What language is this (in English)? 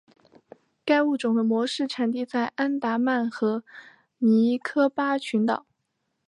Chinese